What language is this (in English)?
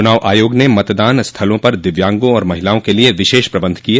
Hindi